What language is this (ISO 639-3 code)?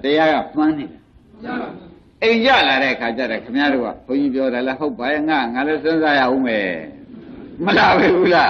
hin